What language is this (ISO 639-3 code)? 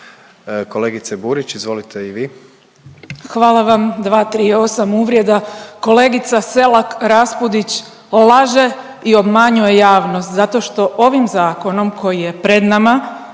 hrv